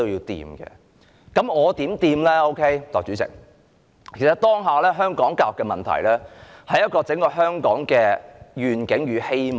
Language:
Cantonese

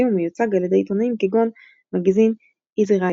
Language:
Hebrew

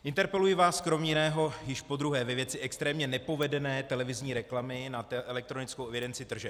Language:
Czech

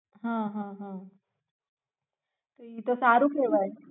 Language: Gujarati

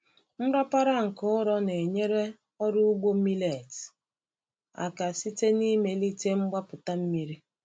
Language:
Igbo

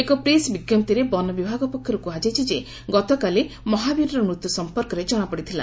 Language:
Odia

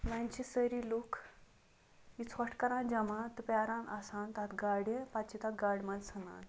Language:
Kashmiri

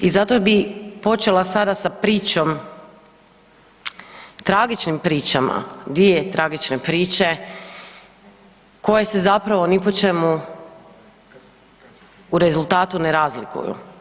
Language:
Croatian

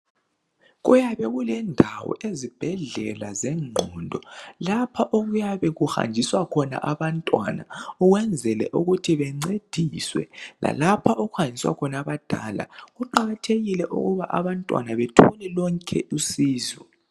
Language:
North Ndebele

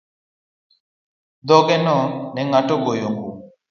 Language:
Luo (Kenya and Tanzania)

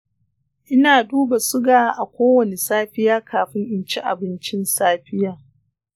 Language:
Hausa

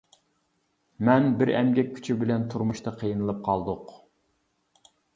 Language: Uyghur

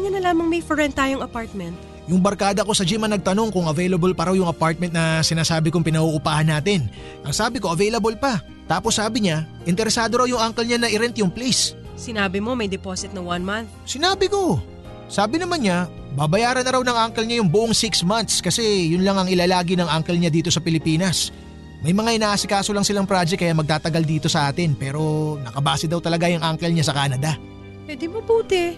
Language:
Filipino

